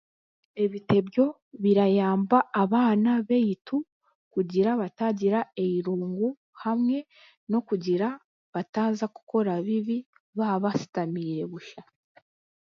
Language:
Chiga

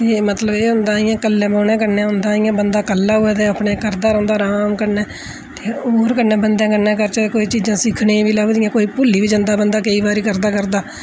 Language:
Dogri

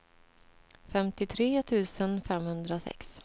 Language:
Swedish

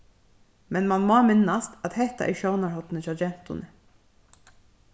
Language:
Faroese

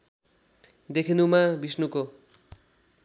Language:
Nepali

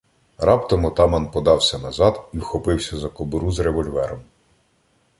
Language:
Ukrainian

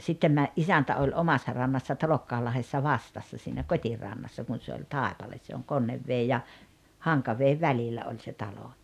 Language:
Finnish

